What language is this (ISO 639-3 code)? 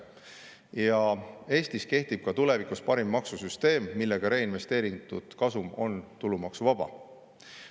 est